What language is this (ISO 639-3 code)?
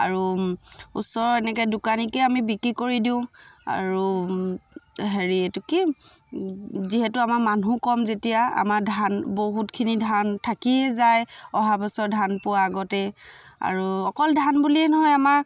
asm